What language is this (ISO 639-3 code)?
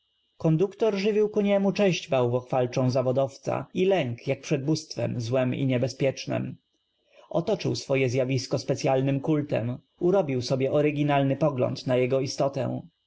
pol